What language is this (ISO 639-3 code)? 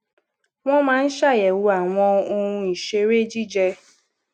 yor